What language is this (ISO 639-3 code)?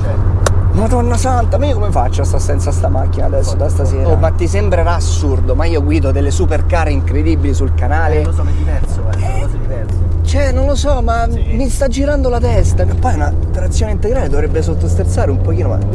ita